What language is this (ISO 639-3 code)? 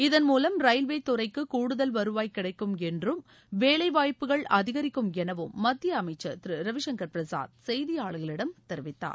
tam